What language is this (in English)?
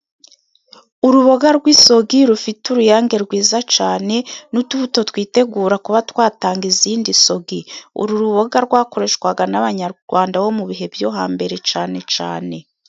Kinyarwanda